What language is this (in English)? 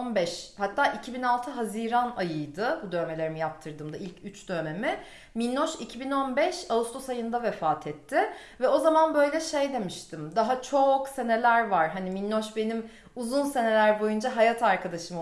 Turkish